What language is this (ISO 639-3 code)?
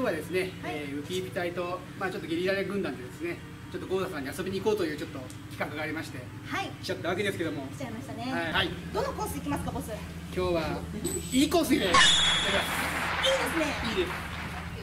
jpn